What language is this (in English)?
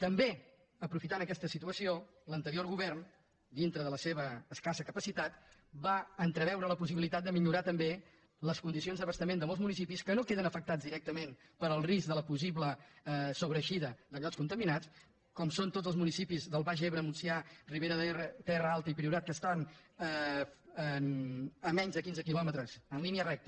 Catalan